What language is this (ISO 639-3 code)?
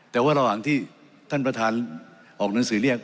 tha